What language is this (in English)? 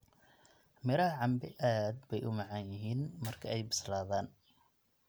Somali